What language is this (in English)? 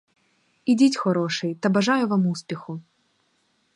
Ukrainian